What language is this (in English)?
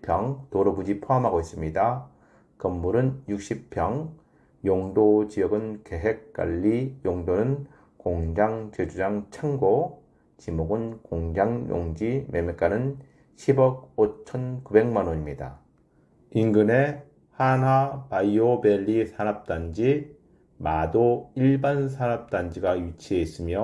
Korean